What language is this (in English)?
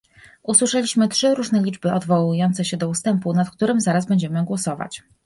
Polish